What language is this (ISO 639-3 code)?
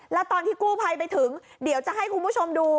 tha